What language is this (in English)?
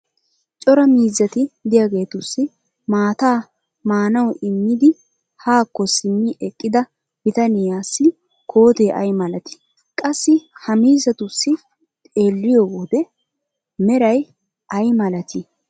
Wolaytta